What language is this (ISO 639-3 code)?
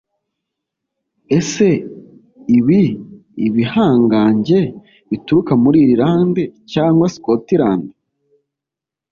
kin